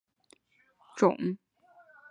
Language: Chinese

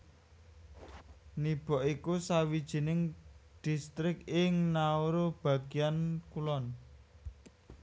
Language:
Javanese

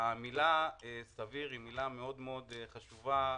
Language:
Hebrew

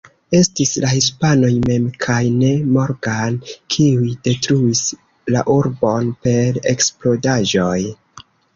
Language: Esperanto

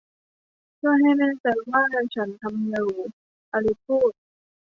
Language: Thai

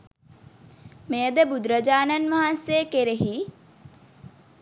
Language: Sinhala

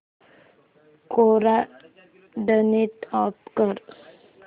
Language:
Marathi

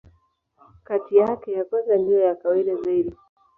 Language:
Swahili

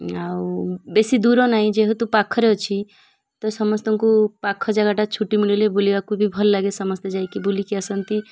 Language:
Odia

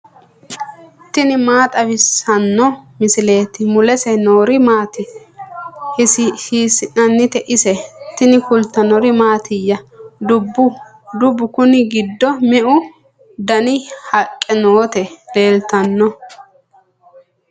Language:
Sidamo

